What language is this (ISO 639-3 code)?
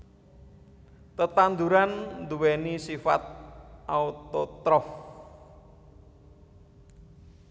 jav